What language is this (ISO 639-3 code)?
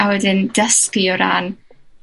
cym